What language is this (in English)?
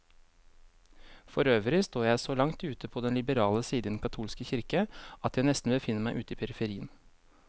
Norwegian